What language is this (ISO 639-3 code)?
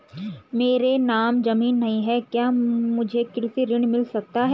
hin